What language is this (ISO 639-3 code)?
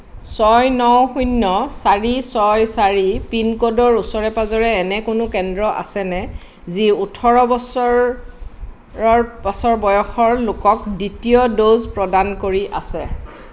asm